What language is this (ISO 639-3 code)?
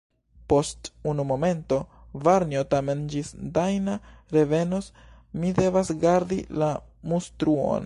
epo